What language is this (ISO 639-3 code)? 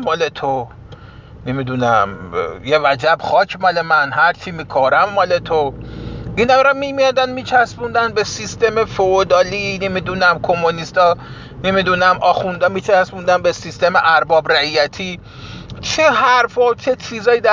fas